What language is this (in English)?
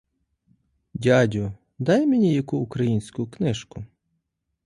Ukrainian